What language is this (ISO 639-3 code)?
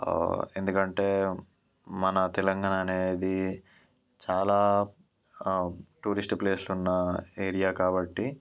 tel